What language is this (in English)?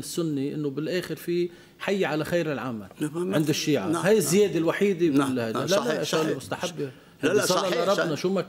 Arabic